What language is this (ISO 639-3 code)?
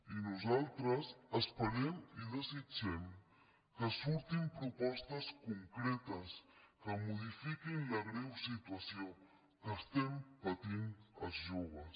cat